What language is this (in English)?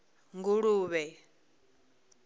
Venda